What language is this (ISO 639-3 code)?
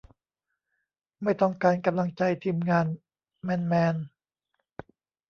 tha